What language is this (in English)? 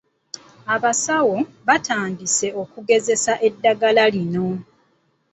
Ganda